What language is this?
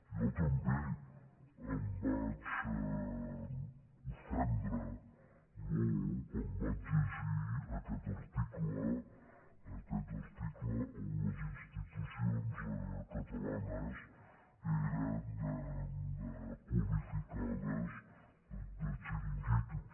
Catalan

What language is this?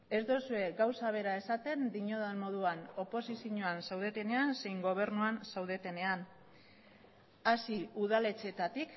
Basque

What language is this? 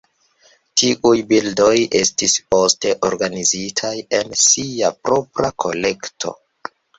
Esperanto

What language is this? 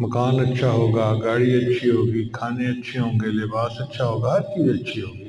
Urdu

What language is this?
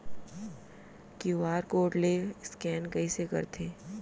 Chhattisgarhi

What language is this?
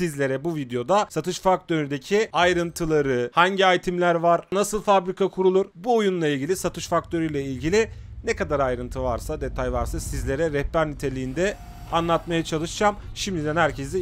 Turkish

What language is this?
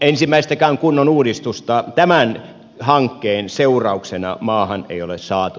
Finnish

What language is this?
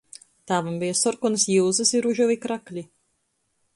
Latgalian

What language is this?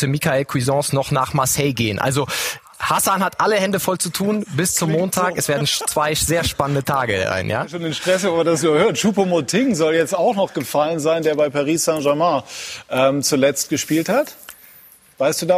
German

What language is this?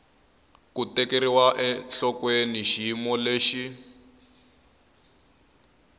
Tsonga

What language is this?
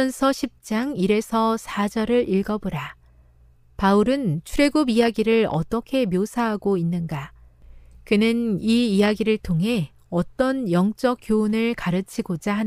Korean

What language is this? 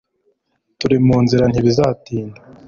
Kinyarwanda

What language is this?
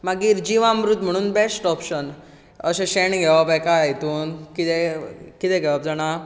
Konkani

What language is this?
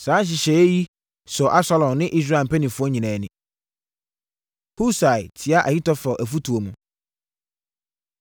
Akan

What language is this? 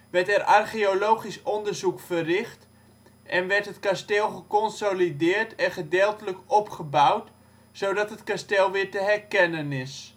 Dutch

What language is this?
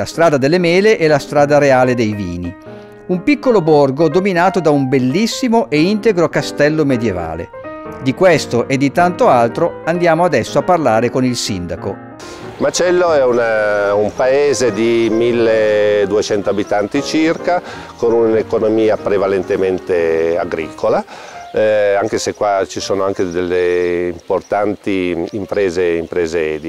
Italian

